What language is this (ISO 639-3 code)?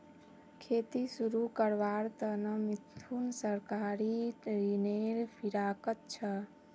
mag